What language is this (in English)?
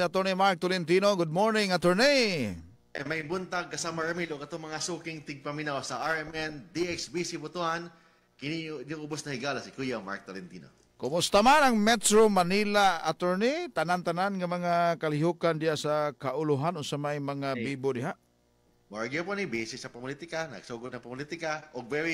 Filipino